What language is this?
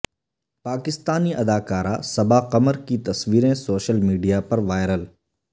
Urdu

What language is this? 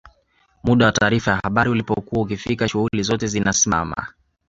Swahili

